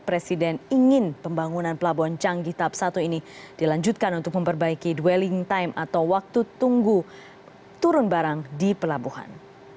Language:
Indonesian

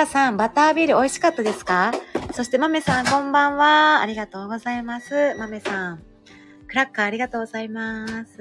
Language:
Japanese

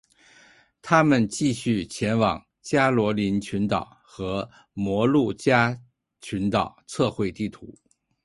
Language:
Chinese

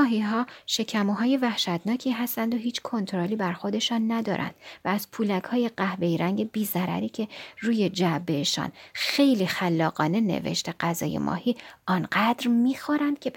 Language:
Persian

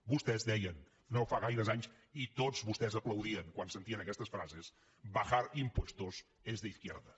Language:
Catalan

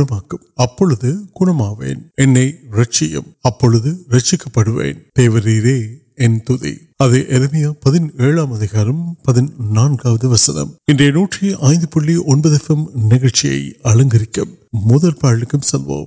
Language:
Urdu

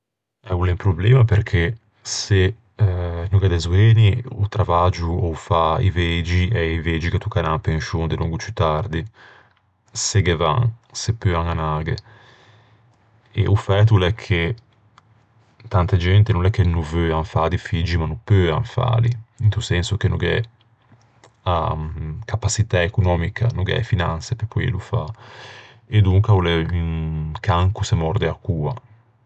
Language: Ligurian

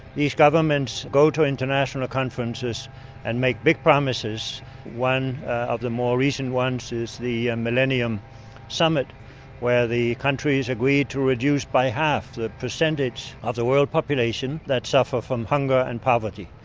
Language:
English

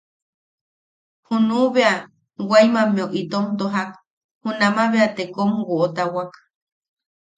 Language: Yaqui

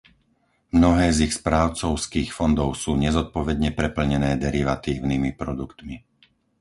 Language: Slovak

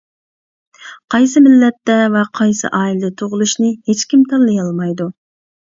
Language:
Uyghur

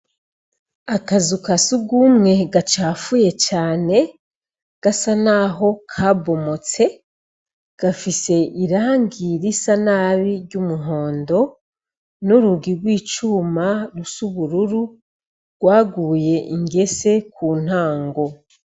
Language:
Rundi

